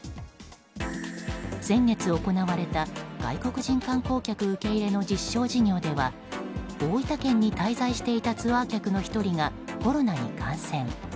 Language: Japanese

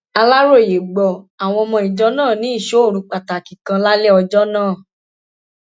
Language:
Yoruba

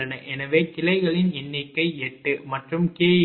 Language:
Tamil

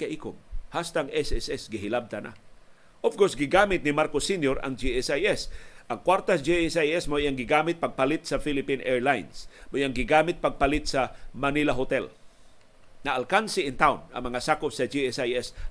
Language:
Filipino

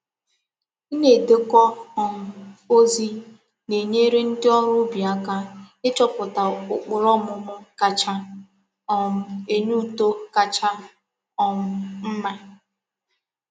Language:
Igbo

